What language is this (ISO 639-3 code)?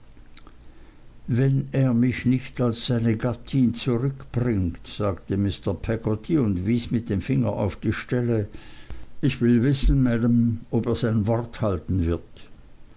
deu